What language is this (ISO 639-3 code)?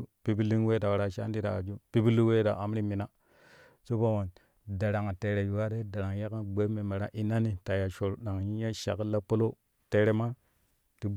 kuh